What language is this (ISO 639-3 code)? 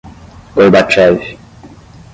por